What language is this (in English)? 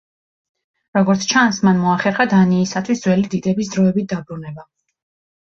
Georgian